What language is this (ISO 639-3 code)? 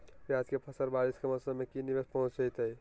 mag